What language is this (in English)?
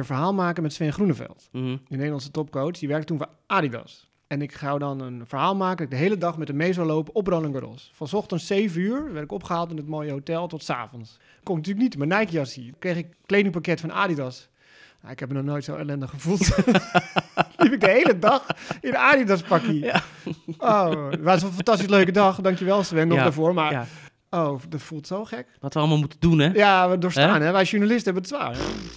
Dutch